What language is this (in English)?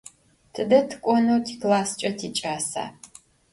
Adyghe